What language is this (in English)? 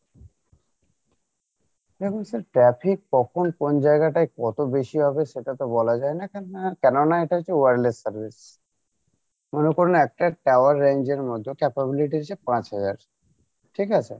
Bangla